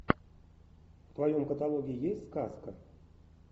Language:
Russian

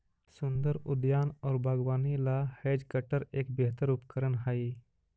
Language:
Magahi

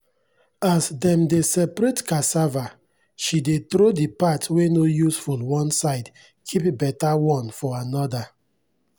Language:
Nigerian Pidgin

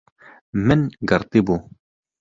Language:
Kurdish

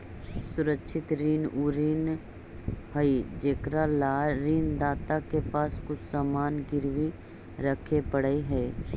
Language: Magahi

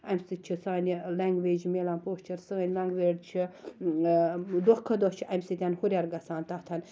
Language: Kashmiri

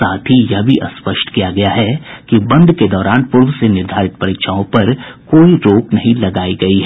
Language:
Hindi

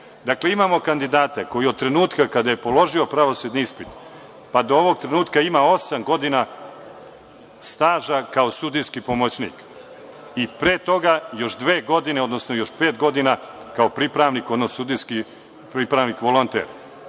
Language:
Serbian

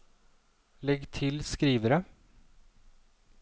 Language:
Norwegian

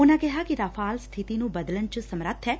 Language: Punjabi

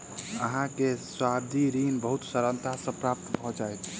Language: Maithili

